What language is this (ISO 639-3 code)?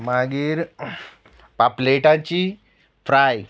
kok